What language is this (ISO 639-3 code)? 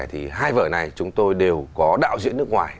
vie